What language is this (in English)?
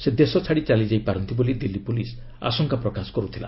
Odia